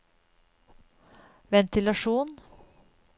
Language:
Norwegian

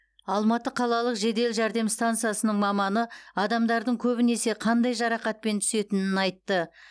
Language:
Kazakh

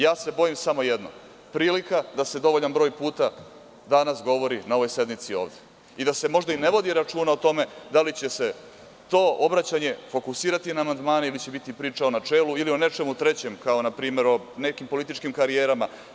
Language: Serbian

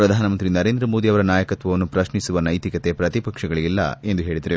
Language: Kannada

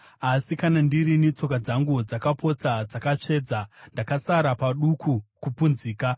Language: Shona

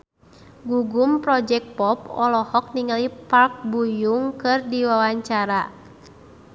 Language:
Sundanese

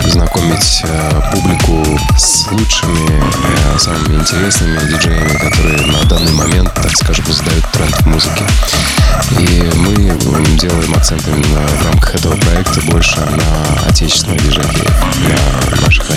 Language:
Russian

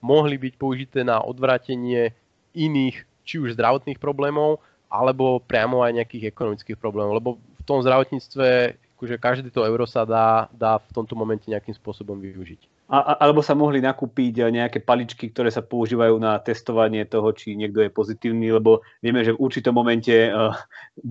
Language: Slovak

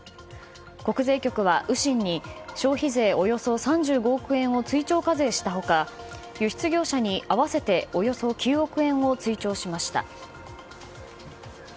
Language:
Japanese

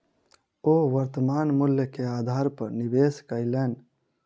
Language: Maithili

